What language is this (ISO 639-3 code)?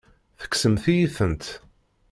kab